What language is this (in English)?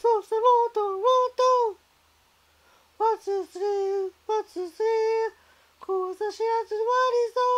Japanese